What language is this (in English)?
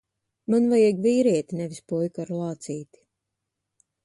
Latvian